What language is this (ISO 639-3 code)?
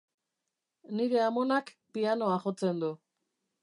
eus